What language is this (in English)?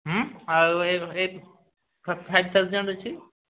Odia